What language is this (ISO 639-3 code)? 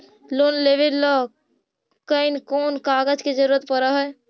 mag